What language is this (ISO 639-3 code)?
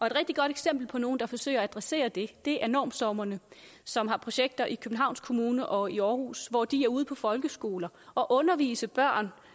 dan